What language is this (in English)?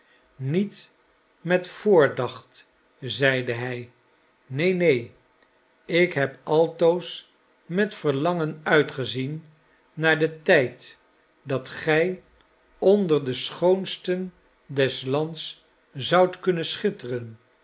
Dutch